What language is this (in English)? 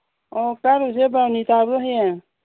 Manipuri